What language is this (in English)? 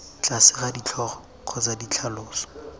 Tswana